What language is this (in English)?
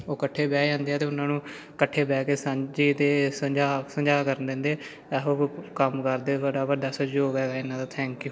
Punjabi